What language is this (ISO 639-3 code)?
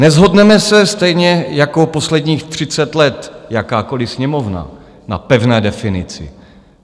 ces